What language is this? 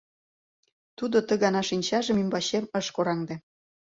Mari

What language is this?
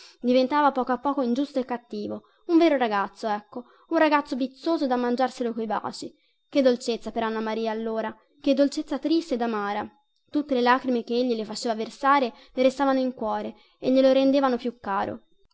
Italian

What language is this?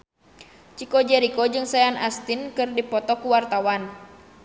Sundanese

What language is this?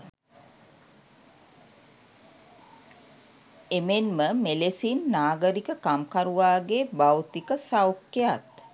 Sinhala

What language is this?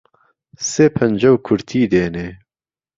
Central Kurdish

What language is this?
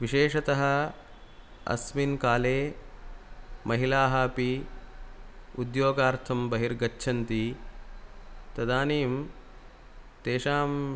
Sanskrit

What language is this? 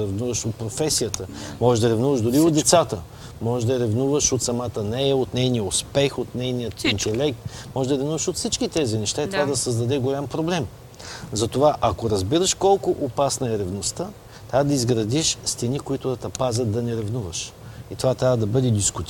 Bulgarian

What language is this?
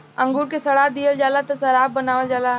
Bhojpuri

